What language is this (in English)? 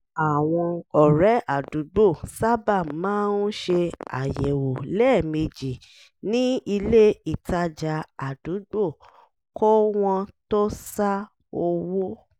Yoruba